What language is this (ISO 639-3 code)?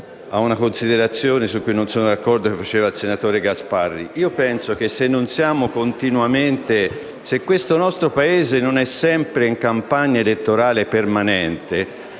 ita